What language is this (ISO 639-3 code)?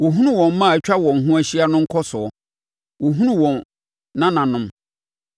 aka